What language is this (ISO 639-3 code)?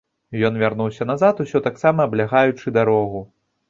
bel